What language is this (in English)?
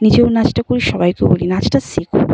Bangla